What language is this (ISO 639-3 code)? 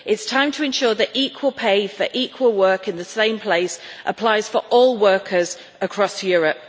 eng